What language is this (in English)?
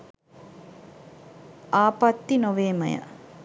Sinhala